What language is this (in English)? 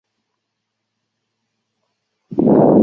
Chinese